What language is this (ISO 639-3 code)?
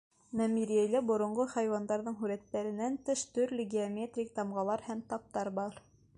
bak